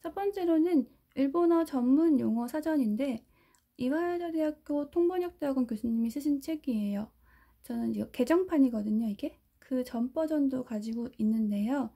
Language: Korean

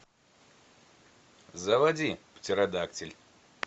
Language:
Russian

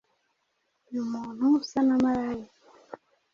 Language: Kinyarwanda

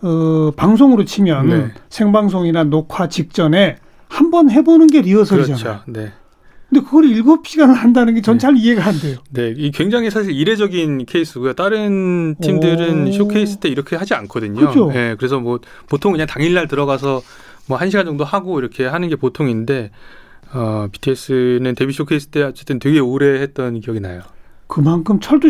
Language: Korean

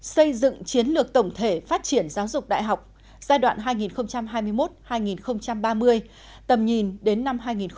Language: Vietnamese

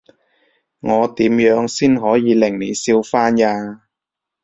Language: Cantonese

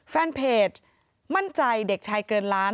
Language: Thai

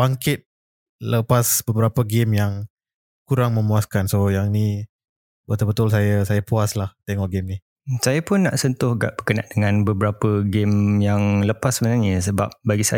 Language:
Malay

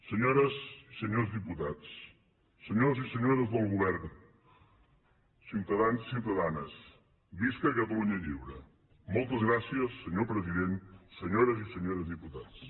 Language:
Catalan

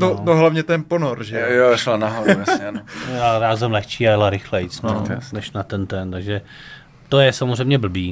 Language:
Czech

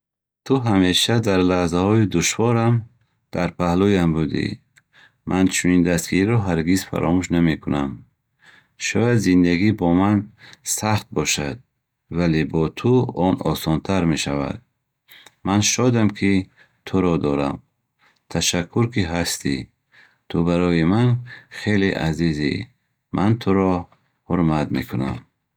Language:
Bukharic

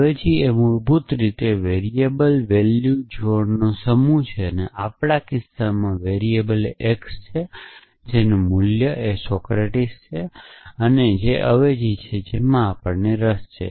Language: Gujarati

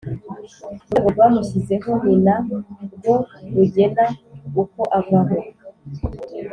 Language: Kinyarwanda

